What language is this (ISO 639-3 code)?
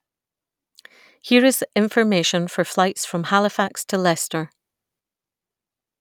eng